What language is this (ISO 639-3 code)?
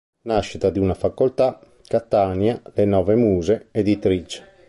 ita